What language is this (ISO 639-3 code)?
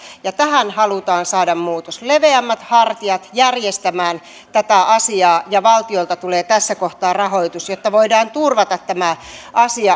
fin